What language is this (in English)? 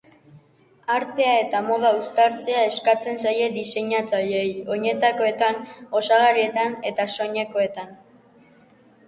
Basque